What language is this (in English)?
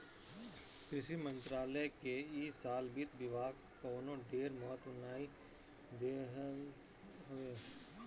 Bhojpuri